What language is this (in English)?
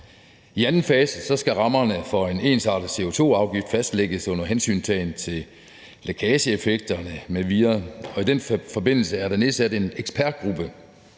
Danish